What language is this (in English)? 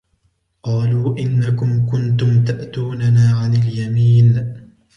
Arabic